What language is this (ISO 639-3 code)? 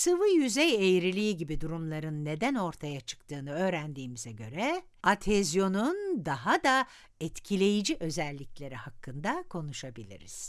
tur